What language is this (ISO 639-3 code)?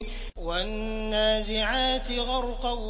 ara